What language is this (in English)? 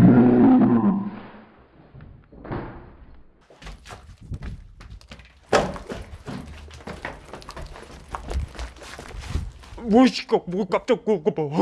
Korean